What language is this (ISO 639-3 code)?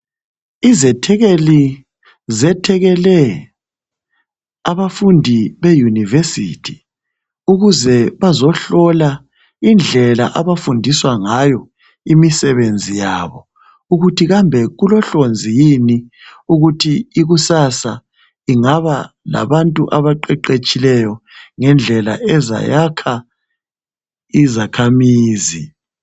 nde